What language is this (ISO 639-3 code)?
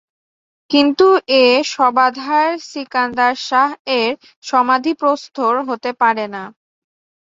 ben